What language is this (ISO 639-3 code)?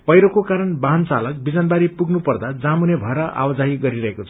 nep